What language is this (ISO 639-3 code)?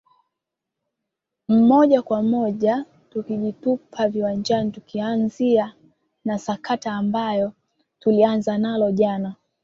swa